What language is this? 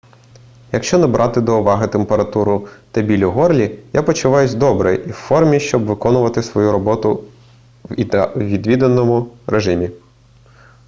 Ukrainian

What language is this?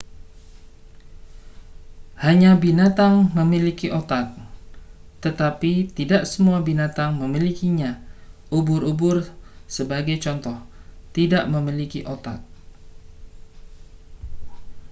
Indonesian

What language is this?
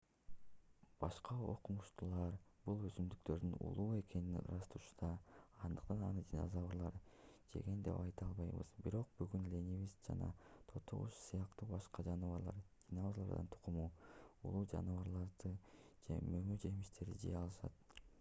Kyrgyz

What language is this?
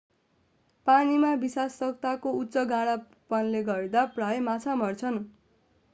Nepali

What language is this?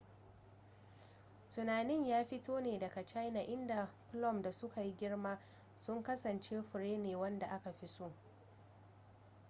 Hausa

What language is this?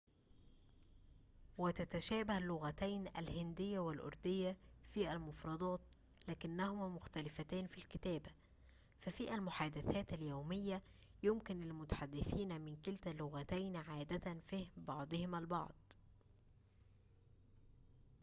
Arabic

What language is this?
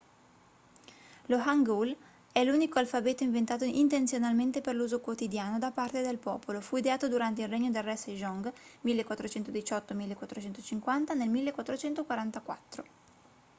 Italian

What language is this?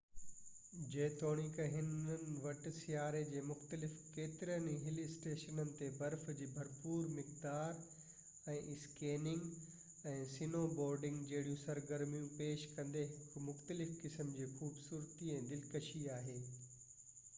Sindhi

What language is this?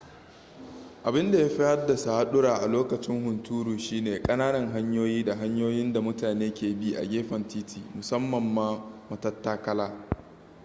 Hausa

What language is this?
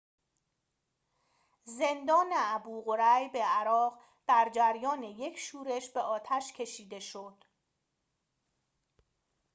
Persian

